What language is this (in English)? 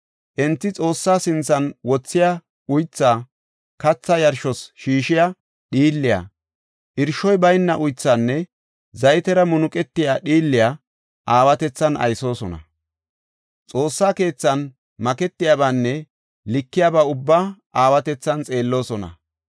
Gofa